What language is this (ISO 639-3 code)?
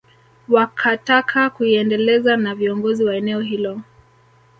swa